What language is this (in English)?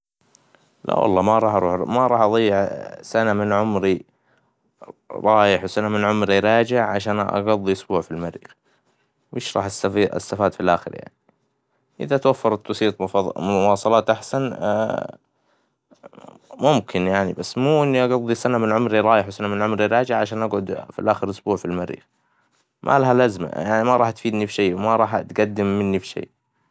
Hijazi Arabic